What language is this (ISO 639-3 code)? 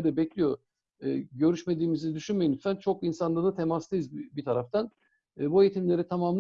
tur